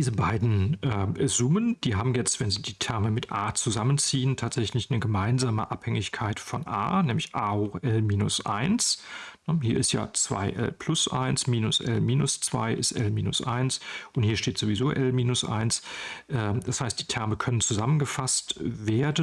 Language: German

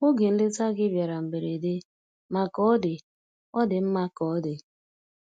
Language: Igbo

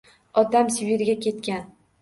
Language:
Uzbek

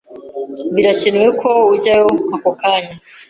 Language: Kinyarwanda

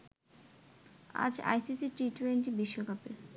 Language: Bangla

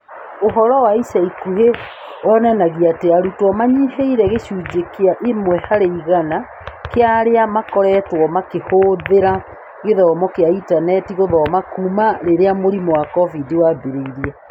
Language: Kikuyu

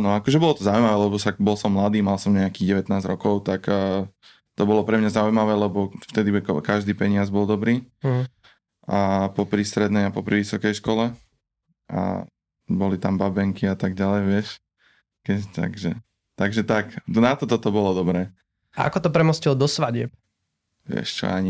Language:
Slovak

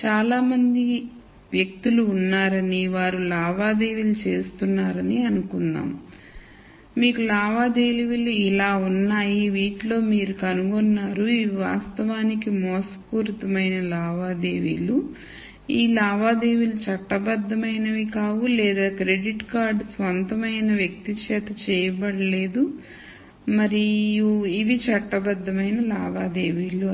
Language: Telugu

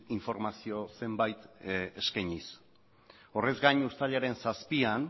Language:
Basque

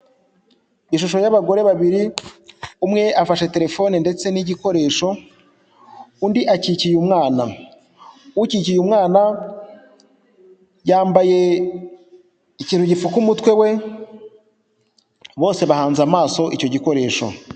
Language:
Kinyarwanda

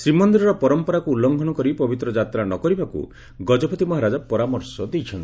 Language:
Odia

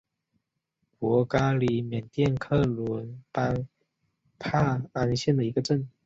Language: Chinese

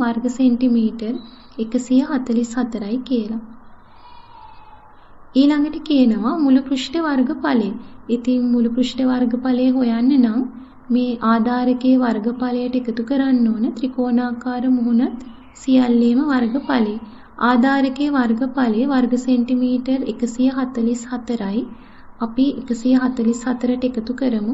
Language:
Hindi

